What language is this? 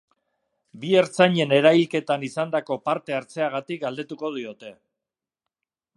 Basque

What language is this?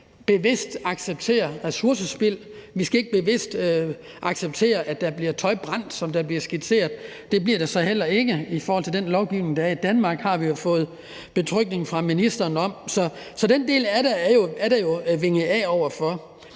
Danish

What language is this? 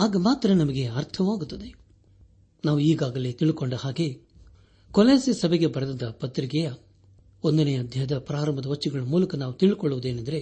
Kannada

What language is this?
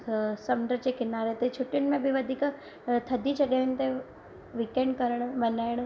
Sindhi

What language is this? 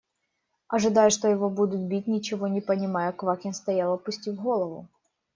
Russian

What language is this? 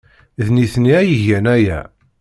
Kabyle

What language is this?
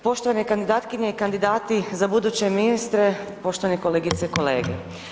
Croatian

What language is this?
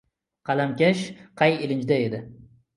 Uzbek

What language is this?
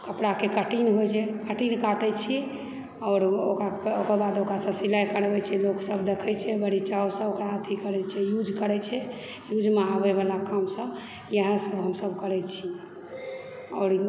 Maithili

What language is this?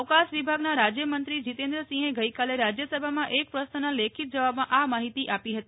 Gujarati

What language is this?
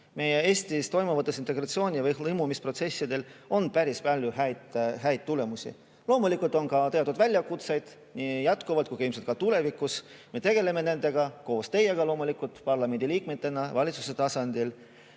Estonian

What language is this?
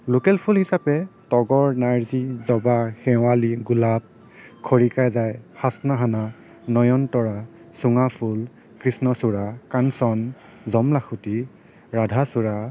Assamese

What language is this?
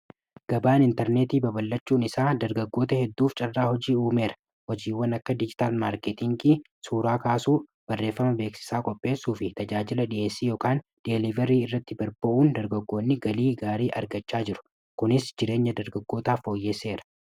Oromo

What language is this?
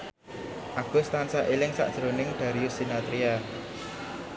Javanese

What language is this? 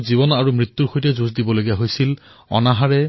Assamese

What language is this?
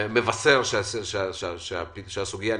Hebrew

